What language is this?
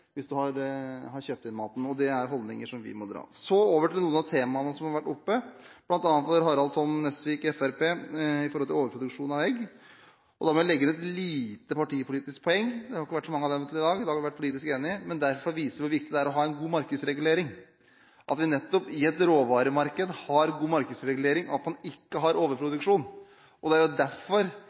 Norwegian Bokmål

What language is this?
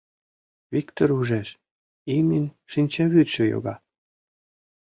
Mari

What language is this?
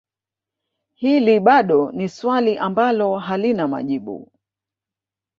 Swahili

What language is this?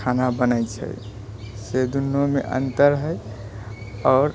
Maithili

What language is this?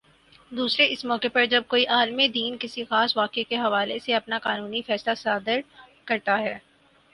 Urdu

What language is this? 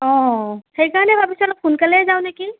Assamese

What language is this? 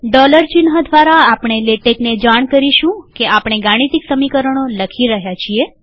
Gujarati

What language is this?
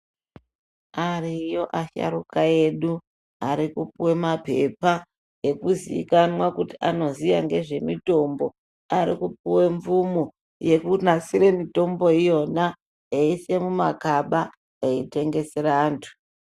Ndau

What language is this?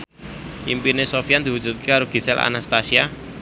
Javanese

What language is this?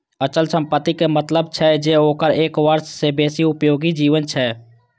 Maithili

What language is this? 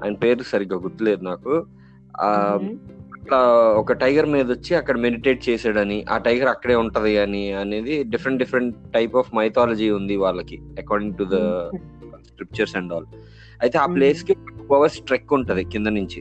Telugu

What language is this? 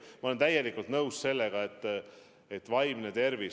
Estonian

